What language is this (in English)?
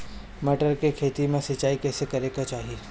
Bhojpuri